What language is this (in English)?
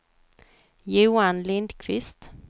Swedish